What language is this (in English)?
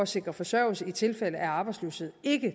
Danish